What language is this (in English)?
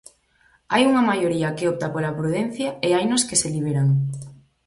Galician